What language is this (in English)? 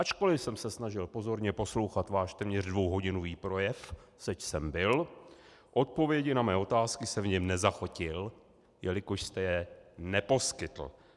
Czech